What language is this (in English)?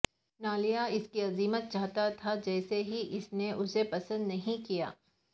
Urdu